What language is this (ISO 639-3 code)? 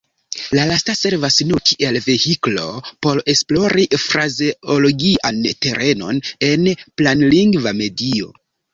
epo